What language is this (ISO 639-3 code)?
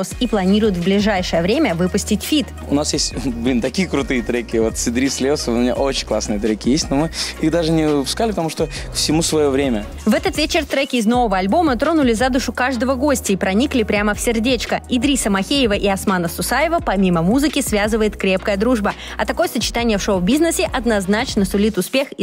rus